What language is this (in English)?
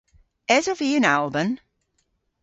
Cornish